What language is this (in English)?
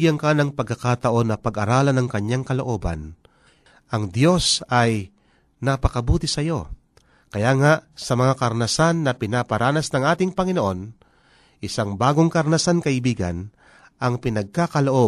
Filipino